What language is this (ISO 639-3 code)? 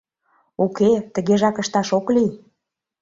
chm